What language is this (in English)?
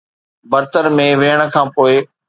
Sindhi